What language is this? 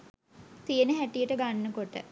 Sinhala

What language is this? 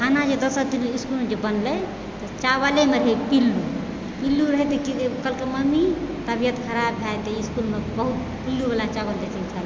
Maithili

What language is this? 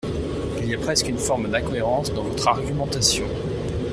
French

